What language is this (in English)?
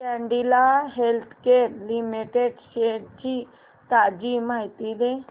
Marathi